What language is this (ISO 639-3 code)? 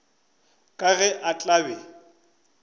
nso